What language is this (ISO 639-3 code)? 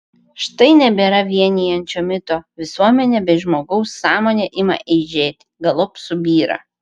lit